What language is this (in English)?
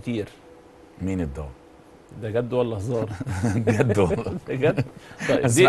Arabic